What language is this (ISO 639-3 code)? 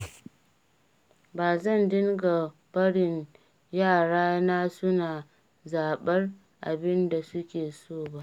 hau